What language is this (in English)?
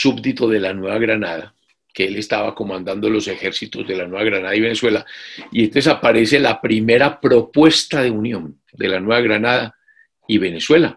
Spanish